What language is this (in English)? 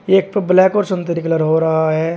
Hindi